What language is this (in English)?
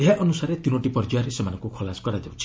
Odia